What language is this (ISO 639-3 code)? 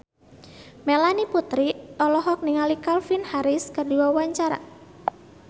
sun